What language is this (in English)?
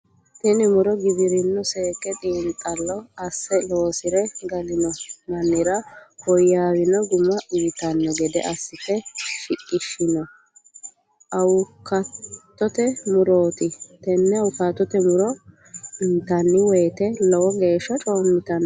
Sidamo